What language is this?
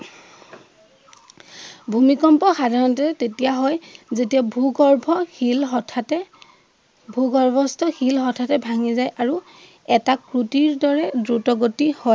Assamese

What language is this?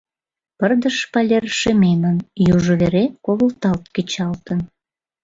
Mari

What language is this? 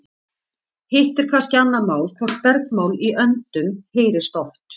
Icelandic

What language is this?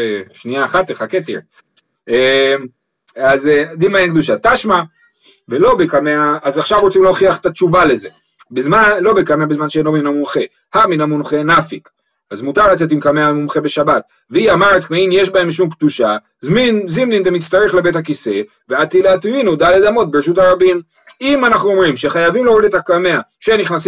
Hebrew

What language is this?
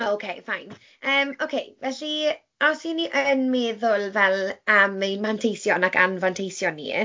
Welsh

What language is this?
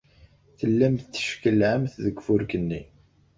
Kabyle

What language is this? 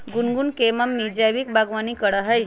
Magahi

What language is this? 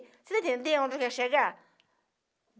Portuguese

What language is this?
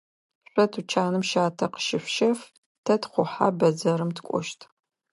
Adyghe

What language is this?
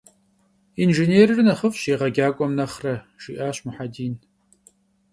Kabardian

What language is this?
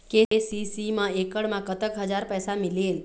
Chhattisgarhi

